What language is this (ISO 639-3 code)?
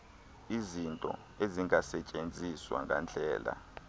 xho